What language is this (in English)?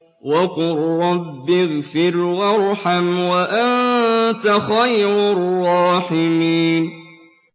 Arabic